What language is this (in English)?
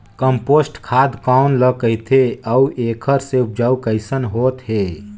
Chhattisgarhi